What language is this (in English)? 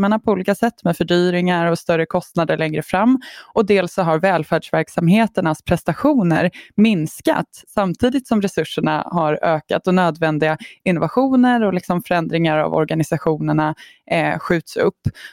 Swedish